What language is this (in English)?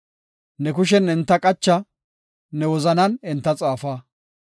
Gofa